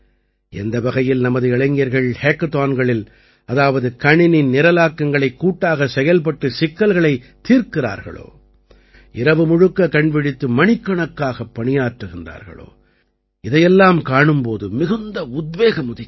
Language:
Tamil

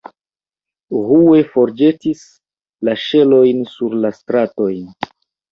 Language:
Esperanto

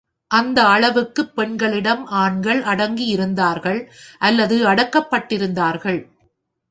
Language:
Tamil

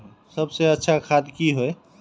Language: Magahi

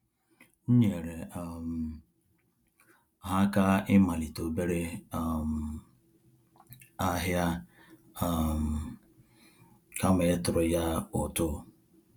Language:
Igbo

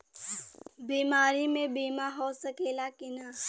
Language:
Bhojpuri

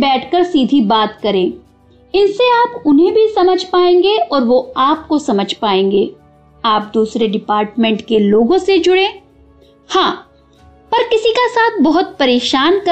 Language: Hindi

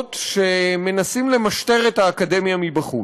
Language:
Hebrew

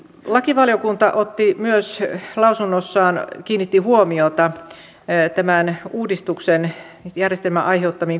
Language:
Finnish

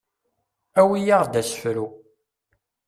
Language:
Kabyle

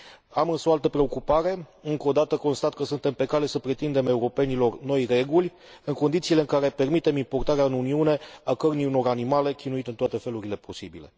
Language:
Romanian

